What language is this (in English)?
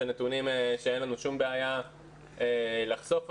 Hebrew